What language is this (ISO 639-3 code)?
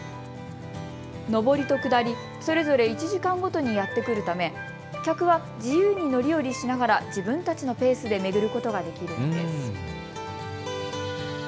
jpn